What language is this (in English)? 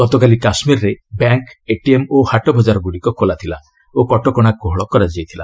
Odia